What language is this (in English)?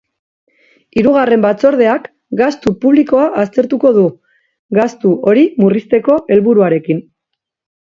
Basque